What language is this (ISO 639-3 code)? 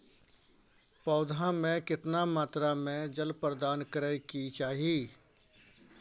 mai